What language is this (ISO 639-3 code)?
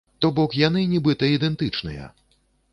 bel